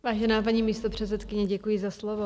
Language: Czech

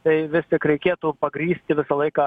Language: Lithuanian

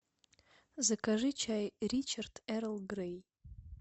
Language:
Russian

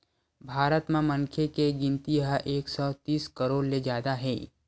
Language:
Chhattisgarhi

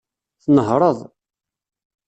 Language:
Kabyle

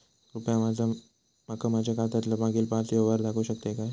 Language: Marathi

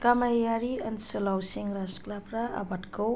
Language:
Bodo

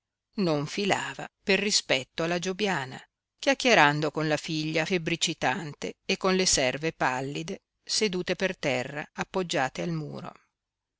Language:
Italian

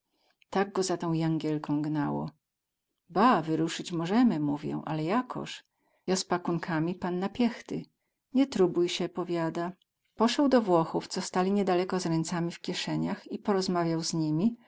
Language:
Polish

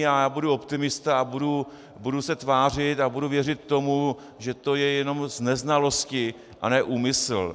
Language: Czech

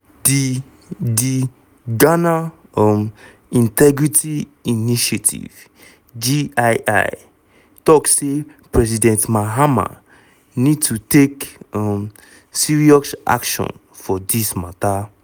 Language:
Nigerian Pidgin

